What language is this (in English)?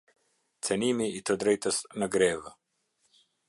Albanian